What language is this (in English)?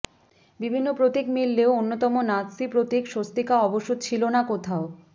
Bangla